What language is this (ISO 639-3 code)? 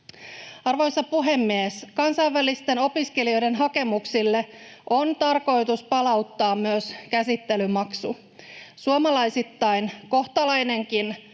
fin